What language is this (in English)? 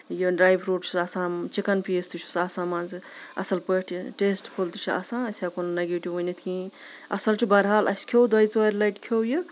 Kashmiri